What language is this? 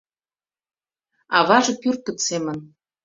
Mari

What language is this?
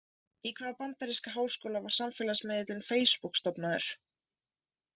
Icelandic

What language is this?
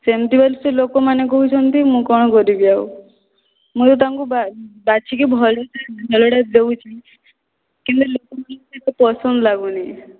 Odia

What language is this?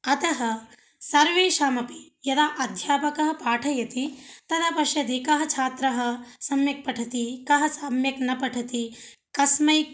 Sanskrit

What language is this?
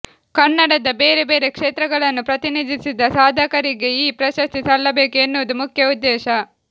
Kannada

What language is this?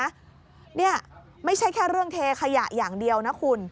Thai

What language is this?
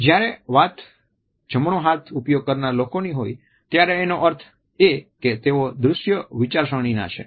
Gujarati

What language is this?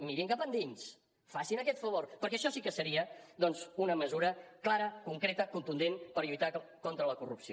Catalan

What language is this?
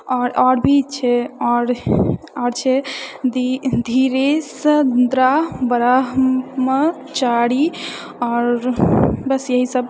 Maithili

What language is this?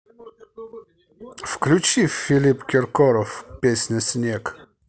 Russian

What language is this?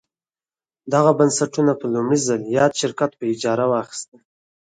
Pashto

